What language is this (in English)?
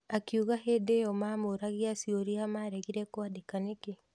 Kikuyu